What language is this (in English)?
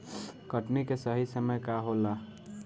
Bhojpuri